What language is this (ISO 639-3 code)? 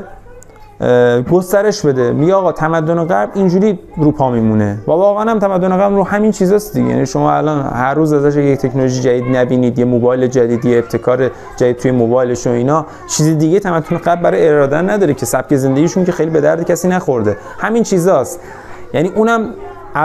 fas